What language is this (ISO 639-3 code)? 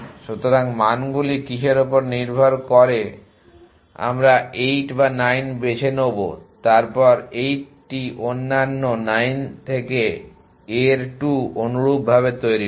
ben